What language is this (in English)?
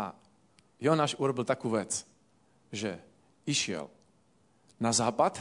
Slovak